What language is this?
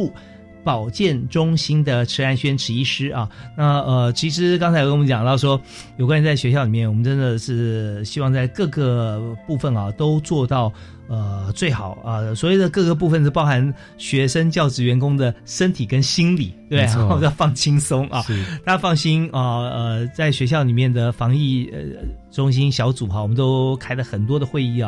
Chinese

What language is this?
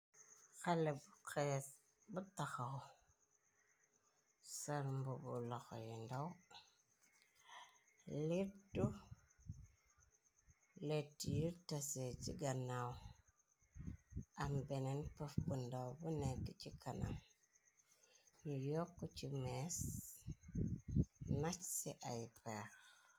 Wolof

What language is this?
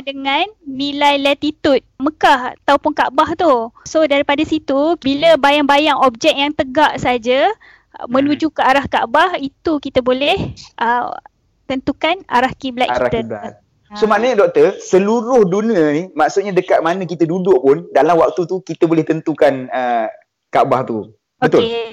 Malay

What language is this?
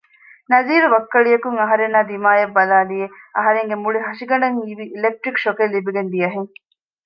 Divehi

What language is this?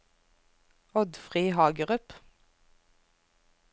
Norwegian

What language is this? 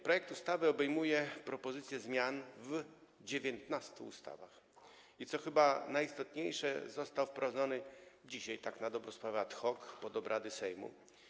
Polish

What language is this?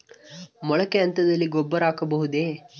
Kannada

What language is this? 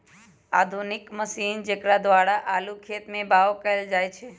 Magahi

